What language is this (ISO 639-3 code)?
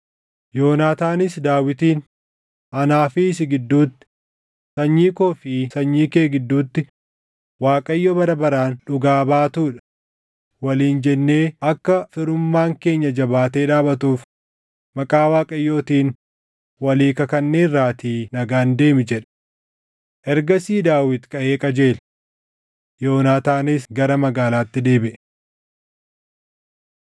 orm